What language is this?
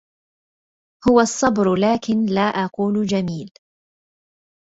Arabic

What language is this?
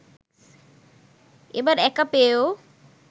Bangla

